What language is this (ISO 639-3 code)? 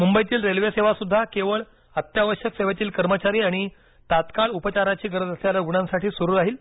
mar